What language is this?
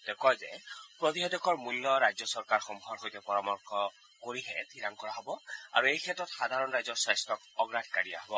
Assamese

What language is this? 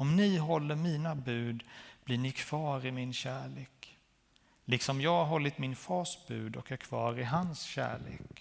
Swedish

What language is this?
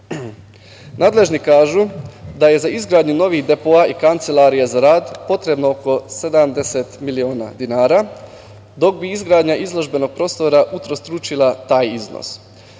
Serbian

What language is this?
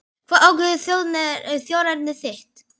Icelandic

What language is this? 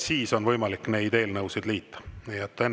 Estonian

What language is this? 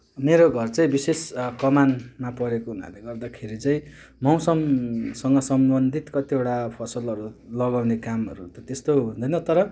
Nepali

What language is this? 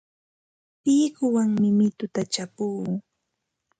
Ambo-Pasco Quechua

